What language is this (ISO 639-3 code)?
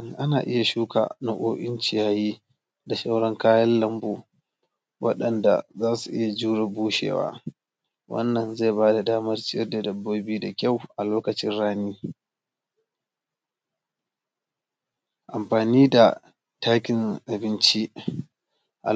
hau